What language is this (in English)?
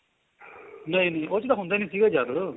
Punjabi